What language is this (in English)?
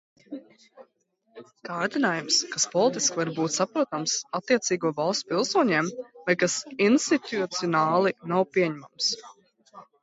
Latvian